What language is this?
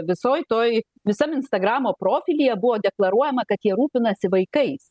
Lithuanian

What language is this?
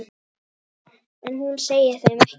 Icelandic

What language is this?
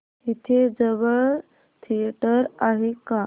Marathi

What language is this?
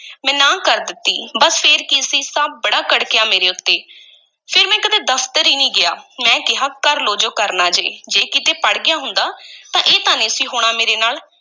Punjabi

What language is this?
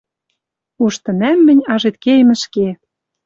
Western Mari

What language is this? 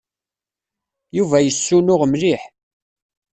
Kabyle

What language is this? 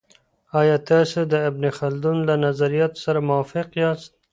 Pashto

